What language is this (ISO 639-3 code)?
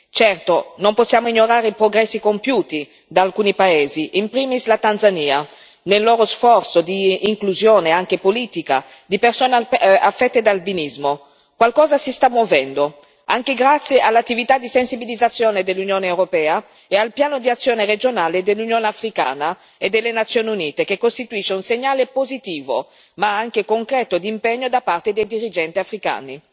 ita